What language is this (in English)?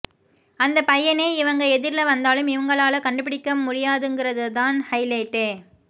Tamil